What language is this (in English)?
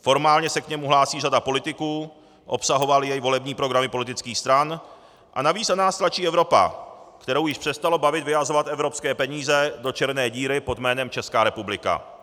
Czech